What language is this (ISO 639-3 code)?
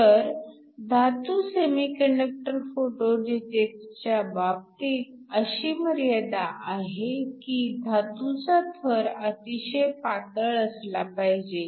mar